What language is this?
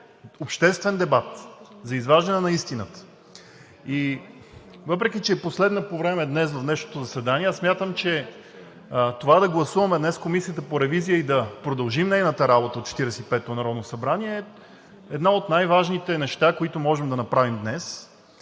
Bulgarian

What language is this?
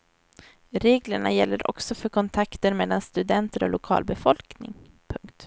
Swedish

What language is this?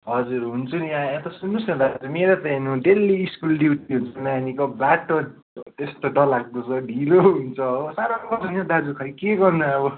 Nepali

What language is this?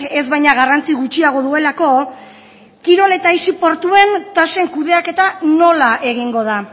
Basque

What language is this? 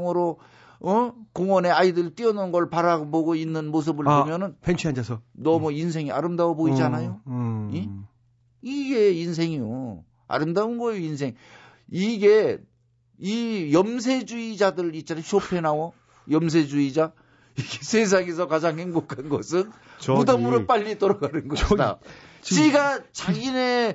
Korean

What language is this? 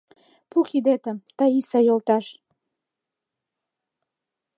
Mari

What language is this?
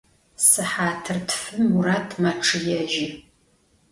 Adyghe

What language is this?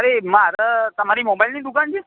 Gujarati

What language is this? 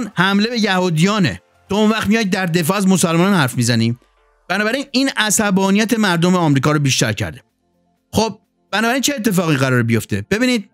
Persian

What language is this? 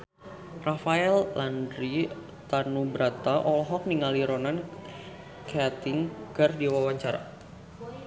Sundanese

